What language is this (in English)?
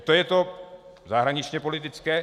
Czech